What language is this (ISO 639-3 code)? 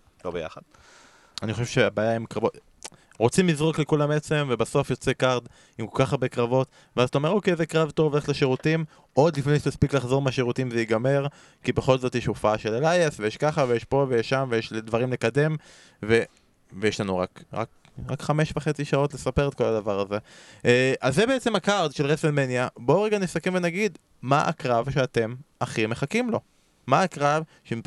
heb